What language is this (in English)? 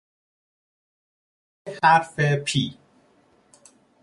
Persian